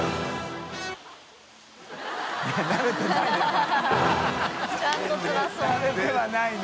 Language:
Japanese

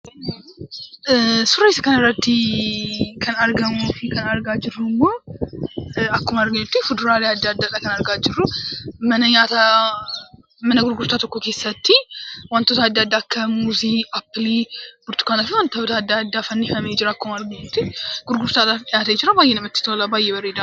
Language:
Oromo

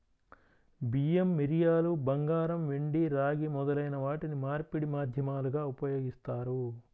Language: Telugu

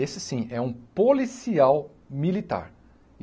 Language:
Portuguese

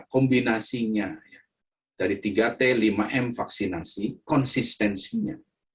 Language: Indonesian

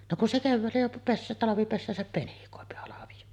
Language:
Finnish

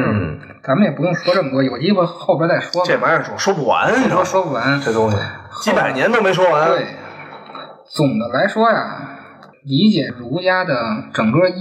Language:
Chinese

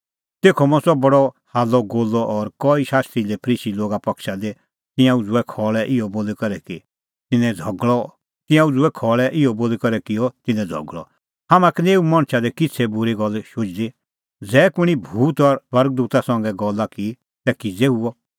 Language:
Kullu Pahari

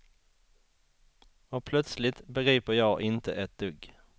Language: Swedish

